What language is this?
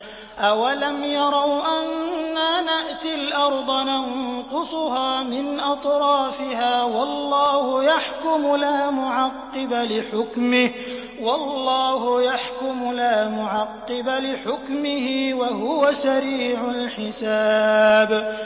Arabic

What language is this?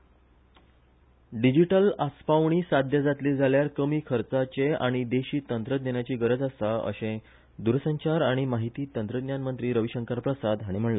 Konkani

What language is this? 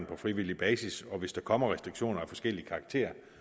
Danish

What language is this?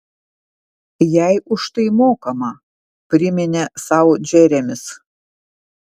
Lithuanian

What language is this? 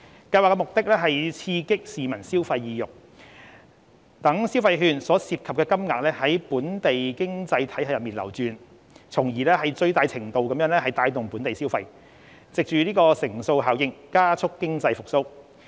Cantonese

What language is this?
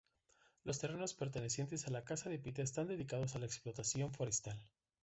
Spanish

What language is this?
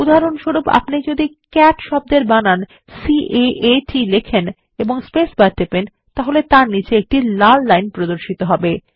Bangla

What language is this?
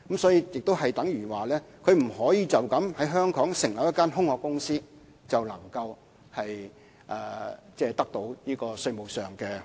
Cantonese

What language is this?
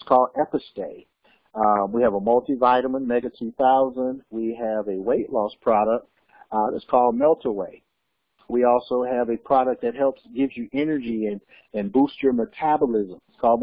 English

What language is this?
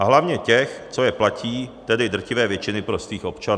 Czech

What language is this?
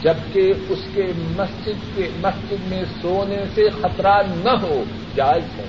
Urdu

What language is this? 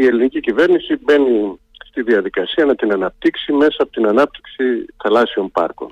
Greek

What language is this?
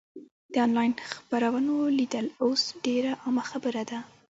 Pashto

